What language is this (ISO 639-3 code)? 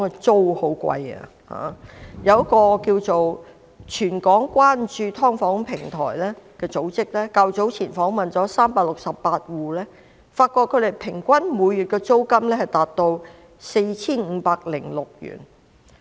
yue